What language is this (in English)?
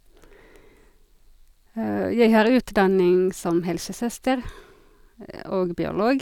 Norwegian